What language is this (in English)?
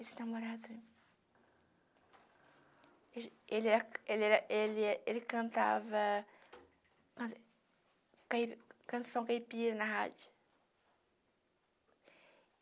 Portuguese